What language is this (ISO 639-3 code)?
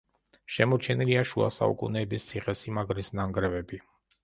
kat